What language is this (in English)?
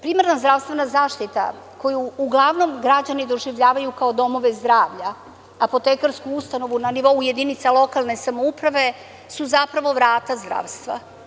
Serbian